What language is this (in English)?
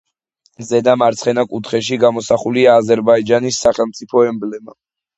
Georgian